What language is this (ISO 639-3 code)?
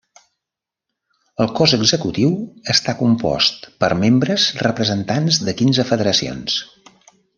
cat